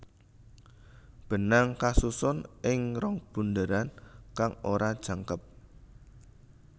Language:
Javanese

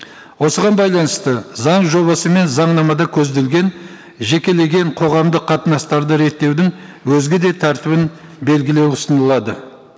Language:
Kazakh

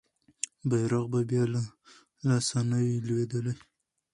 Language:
Pashto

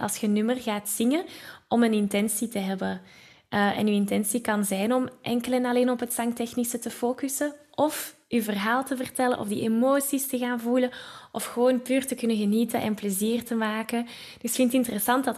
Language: Dutch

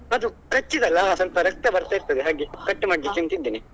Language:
Kannada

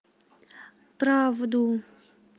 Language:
Russian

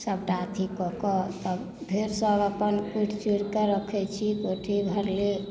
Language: Maithili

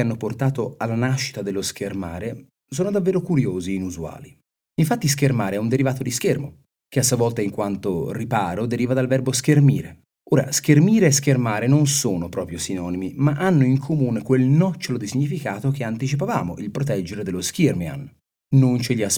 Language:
Italian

